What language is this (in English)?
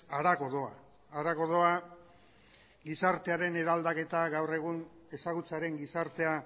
Basque